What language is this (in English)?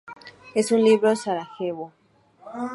Spanish